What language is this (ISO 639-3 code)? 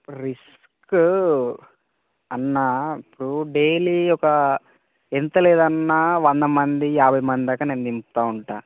tel